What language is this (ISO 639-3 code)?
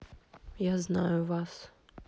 rus